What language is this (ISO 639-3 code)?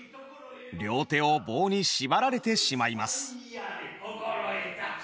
jpn